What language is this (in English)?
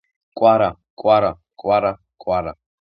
Georgian